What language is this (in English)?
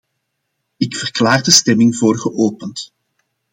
Dutch